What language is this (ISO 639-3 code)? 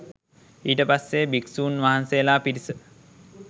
sin